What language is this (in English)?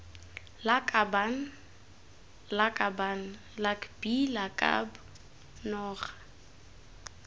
Tswana